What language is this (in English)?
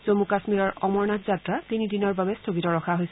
Assamese